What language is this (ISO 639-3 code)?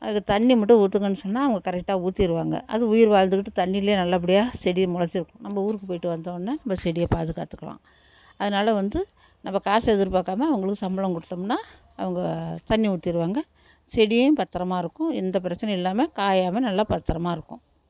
tam